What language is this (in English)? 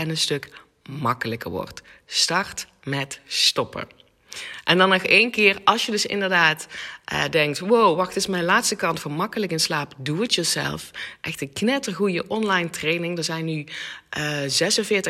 Dutch